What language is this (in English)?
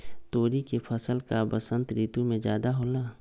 Magahi